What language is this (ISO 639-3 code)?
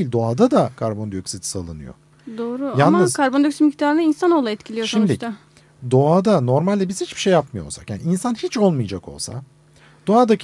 tur